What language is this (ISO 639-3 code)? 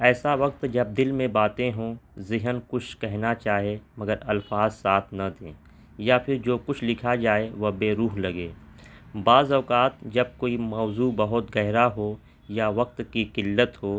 urd